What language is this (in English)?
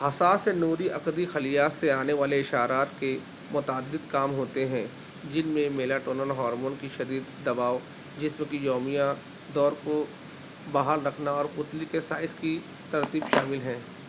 Urdu